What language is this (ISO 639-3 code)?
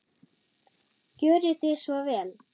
isl